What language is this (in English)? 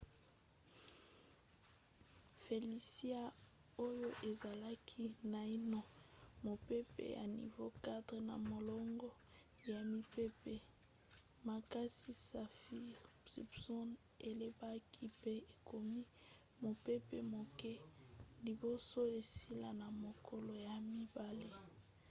Lingala